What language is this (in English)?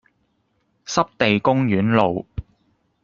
Cantonese